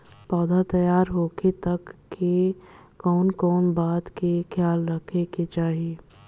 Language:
Bhojpuri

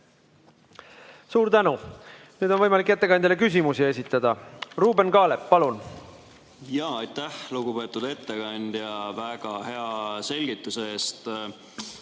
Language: Estonian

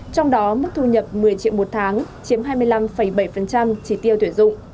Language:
Vietnamese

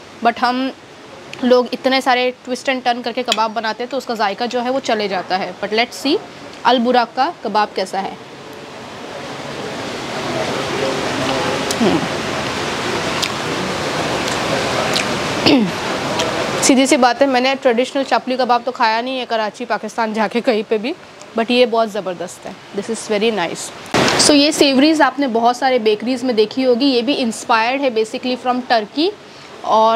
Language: Hindi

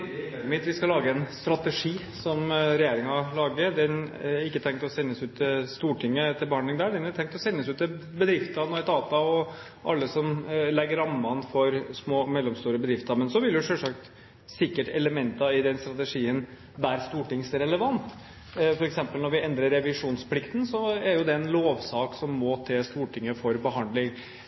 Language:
Norwegian Bokmål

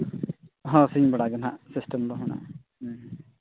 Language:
Santali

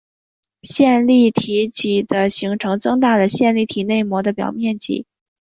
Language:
Chinese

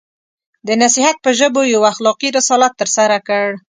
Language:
Pashto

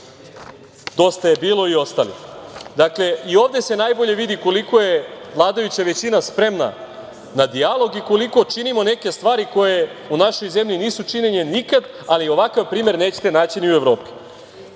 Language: Serbian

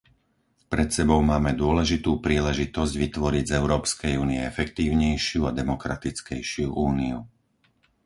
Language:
Slovak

